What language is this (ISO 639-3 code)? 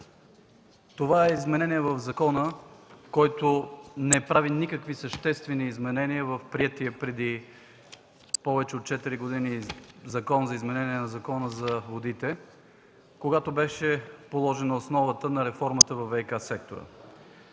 bul